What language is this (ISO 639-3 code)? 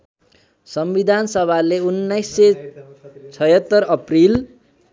nep